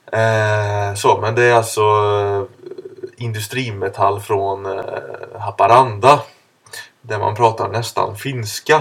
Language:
Swedish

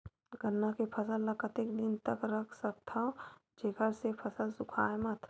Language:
Chhattisgarhi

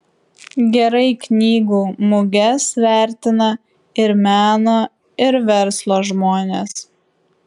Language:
Lithuanian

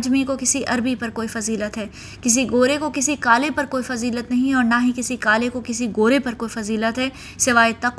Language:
Urdu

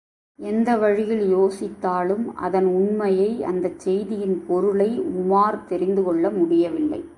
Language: Tamil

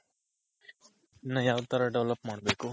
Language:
Kannada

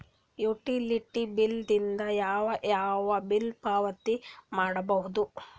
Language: Kannada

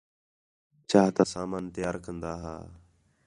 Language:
Khetrani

